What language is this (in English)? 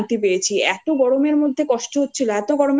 Bangla